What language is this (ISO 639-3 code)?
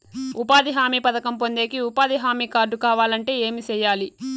tel